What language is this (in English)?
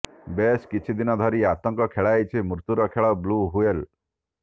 Odia